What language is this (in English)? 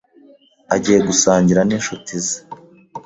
Kinyarwanda